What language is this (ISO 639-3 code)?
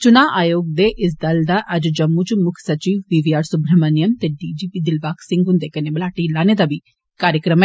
doi